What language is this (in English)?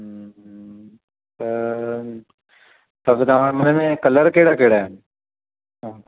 Sindhi